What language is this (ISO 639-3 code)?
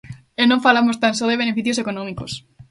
glg